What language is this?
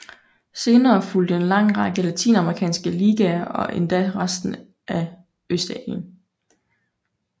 Danish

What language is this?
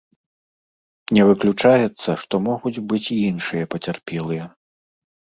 Belarusian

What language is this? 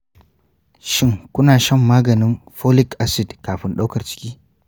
Hausa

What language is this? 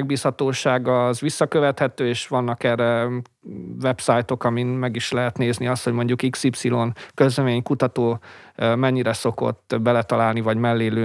Hungarian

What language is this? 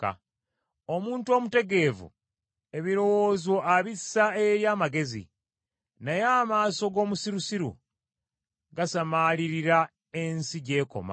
Ganda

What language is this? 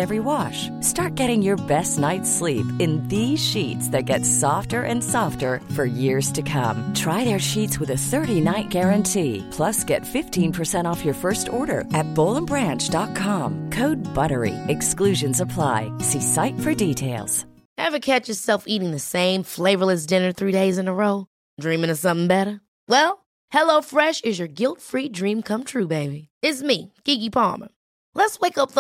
Swedish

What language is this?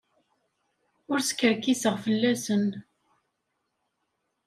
Kabyle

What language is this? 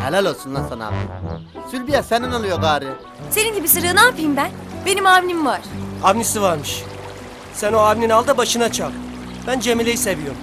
Turkish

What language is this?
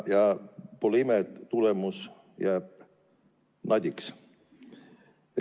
Estonian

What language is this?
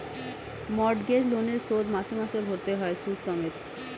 Bangla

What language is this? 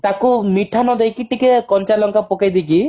Odia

